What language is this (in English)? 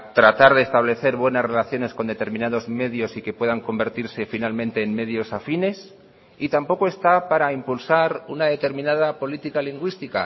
Spanish